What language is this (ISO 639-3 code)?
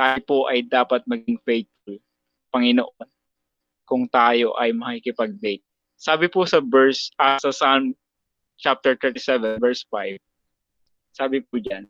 fil